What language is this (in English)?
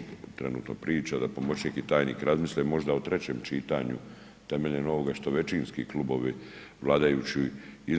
Croatian